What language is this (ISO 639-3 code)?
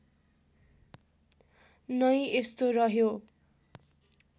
nep